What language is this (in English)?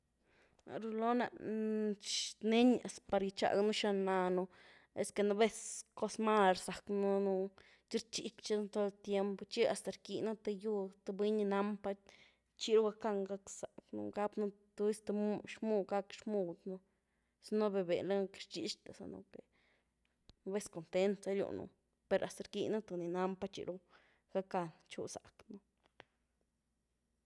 Güilá Zapotec